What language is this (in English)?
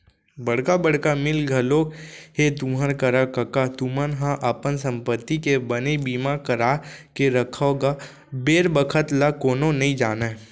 Chhattisgarhi